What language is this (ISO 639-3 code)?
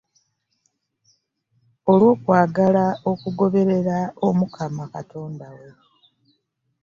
lug